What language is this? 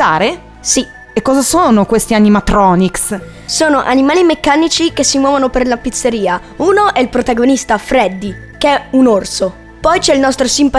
Italian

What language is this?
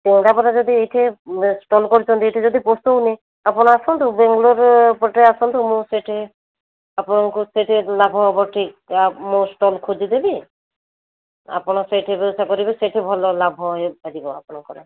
Odia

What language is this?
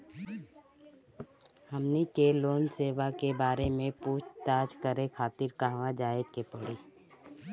Bhojpuri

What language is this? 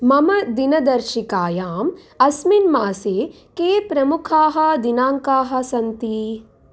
Sanskrit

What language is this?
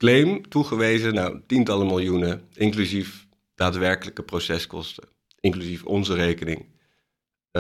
Dutch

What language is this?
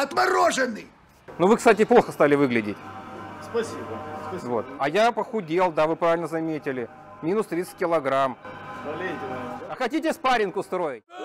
Russian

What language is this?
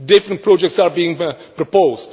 English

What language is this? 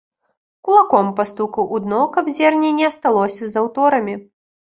Belarusian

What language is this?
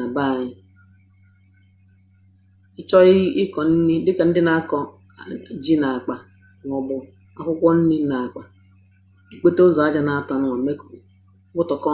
Igbo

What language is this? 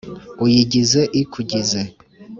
Kinyarwanda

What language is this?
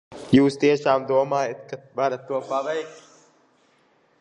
Latvian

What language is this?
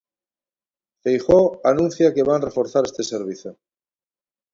Galician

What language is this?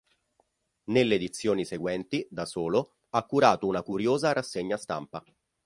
Italian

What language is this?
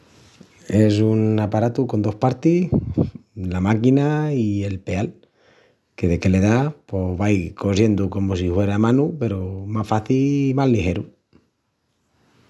Extremaduran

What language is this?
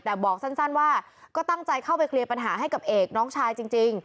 Thai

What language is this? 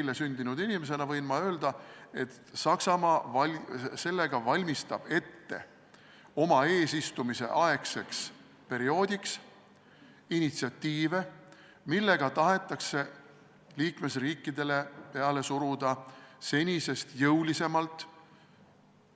Estonian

